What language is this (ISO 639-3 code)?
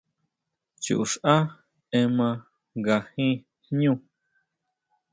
mau